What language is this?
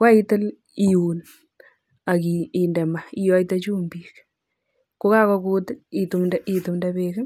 Kalenjin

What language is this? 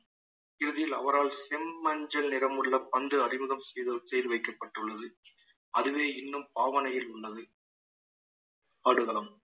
Tamil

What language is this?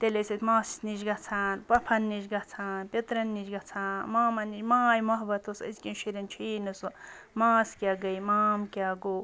Kashmiri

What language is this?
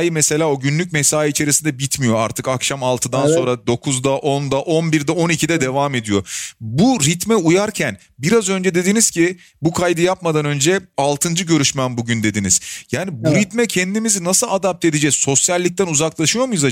Turkish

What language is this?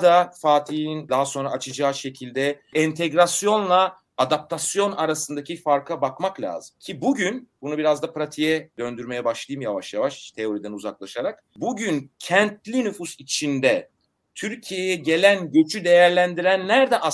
Turkish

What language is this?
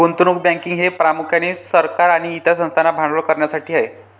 Marathi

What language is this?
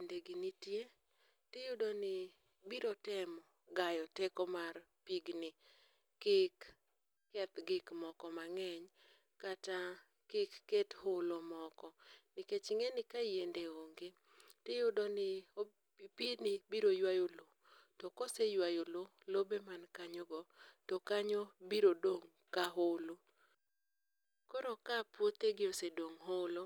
Luo (Kenya and Tanzania)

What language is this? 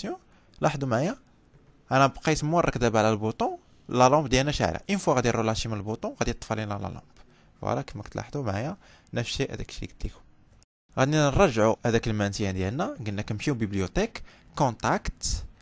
Arabic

